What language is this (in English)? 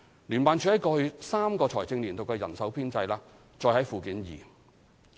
Cantonese